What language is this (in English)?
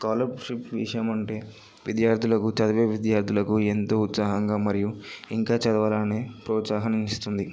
Telugu